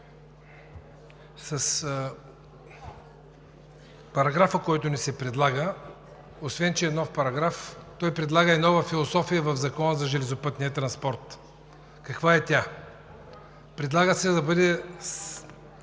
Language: Bulgarian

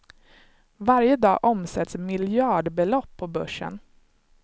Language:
Swedish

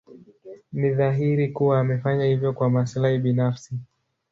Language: Swahili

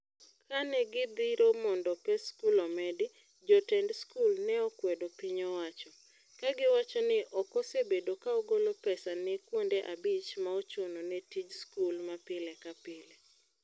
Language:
Luo (Kenya and Tanzania)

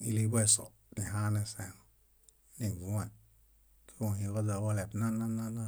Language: Bayot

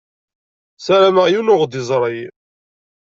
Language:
Kabyle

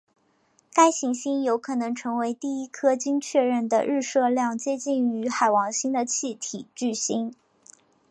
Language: Chinese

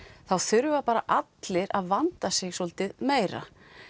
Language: Icelandic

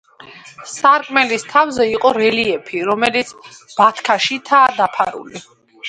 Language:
Georgian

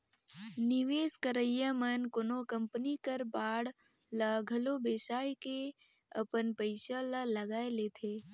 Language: Chhattisgarhi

